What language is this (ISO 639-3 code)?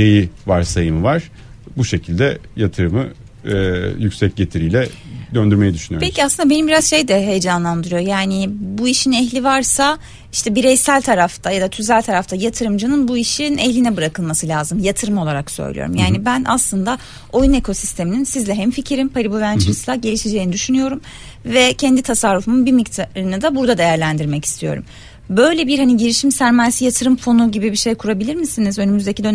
tur